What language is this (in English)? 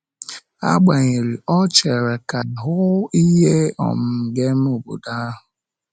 Igbo